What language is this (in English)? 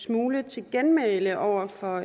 Danish